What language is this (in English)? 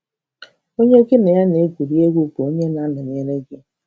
Igbo